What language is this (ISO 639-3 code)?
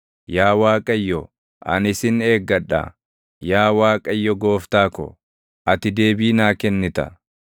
orm